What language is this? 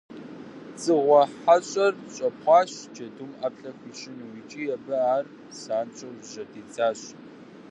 Kabardian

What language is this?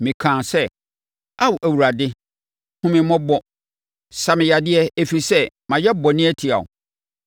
Akan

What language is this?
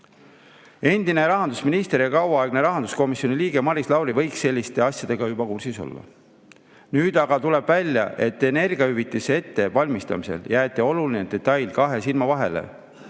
Estonian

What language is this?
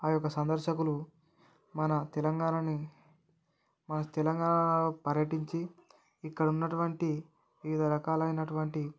Telugu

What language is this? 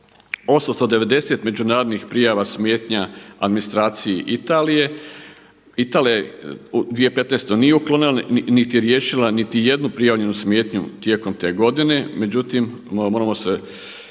Croatian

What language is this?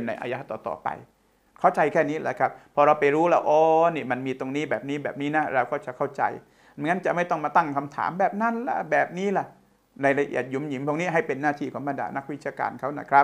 Thai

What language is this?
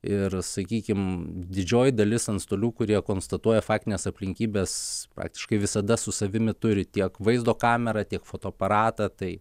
Lithuanian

